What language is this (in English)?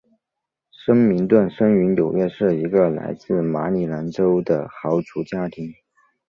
Chinese